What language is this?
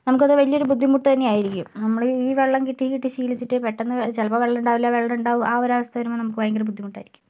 Malayalam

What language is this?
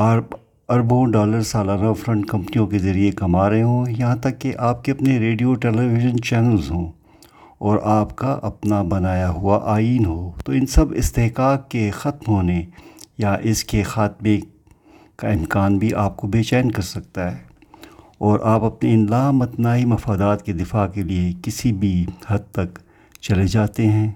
Urdu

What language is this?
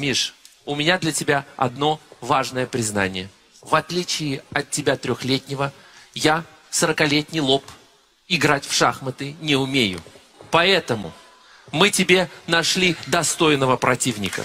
Russian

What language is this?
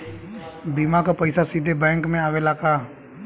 Bhojpuri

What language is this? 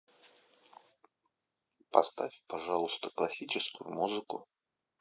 Russian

